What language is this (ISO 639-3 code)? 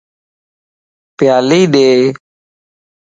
lss